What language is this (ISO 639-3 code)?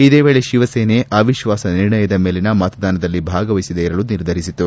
kan